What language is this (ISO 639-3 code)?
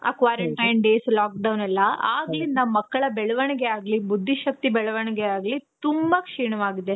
kan